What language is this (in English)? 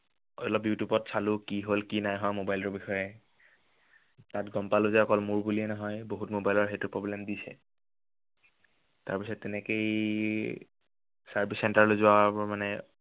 Assamese